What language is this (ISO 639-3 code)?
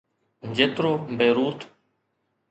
snd